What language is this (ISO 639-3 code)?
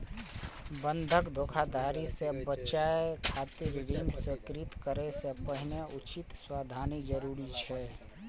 mai